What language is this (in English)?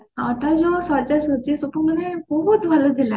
Odia